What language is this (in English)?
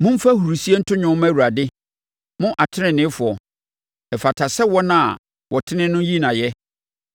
Akan